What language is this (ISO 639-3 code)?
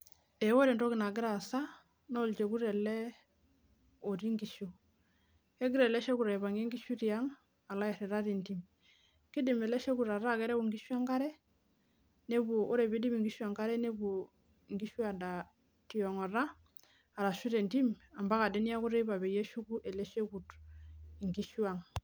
mas